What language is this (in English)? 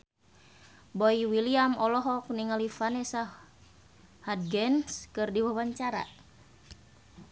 Sundanese